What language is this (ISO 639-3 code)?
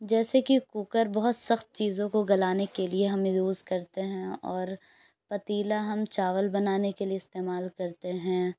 urd